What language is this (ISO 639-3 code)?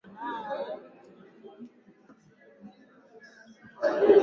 swa